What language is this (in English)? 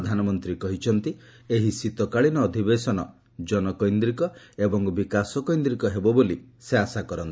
Odia